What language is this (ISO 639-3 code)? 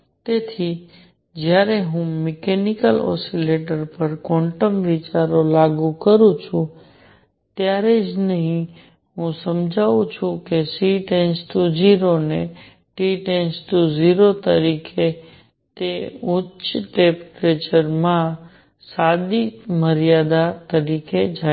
guj